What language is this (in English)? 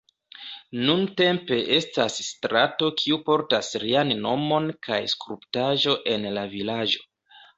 Esperanto